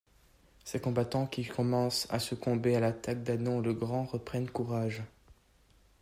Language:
French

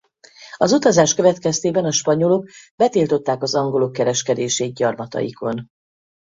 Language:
Hungarian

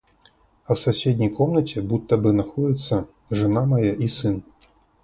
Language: Russian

